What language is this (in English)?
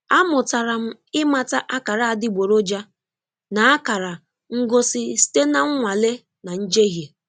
Igbo